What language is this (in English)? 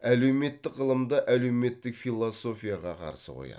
Kazakh